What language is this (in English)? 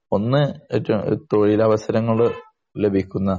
Malayalam